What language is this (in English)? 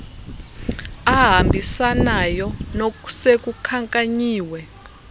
Xhosa